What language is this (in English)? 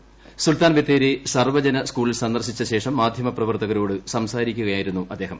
Malayalam